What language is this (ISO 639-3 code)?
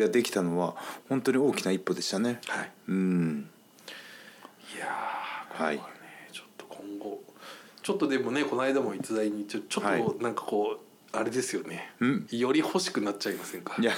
jpn